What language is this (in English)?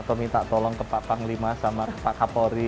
Indonesian